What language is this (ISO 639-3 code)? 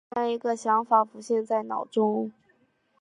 zho